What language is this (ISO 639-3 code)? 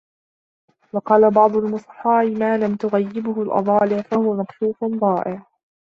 ara